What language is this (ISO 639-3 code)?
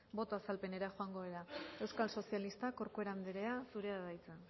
eus